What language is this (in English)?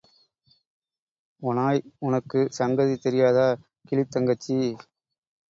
Tamil